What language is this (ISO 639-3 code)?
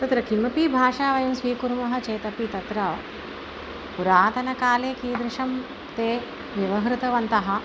san